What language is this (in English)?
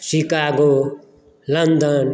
Maithili